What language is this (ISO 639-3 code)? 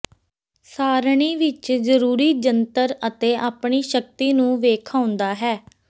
pan